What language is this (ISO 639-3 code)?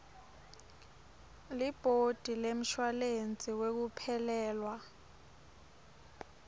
ssw